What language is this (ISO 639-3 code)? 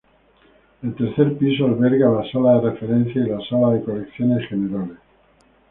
spa